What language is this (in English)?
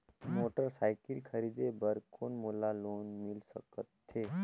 Chhattisgarhi